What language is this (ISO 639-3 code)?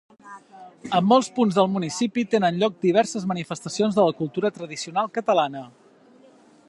cat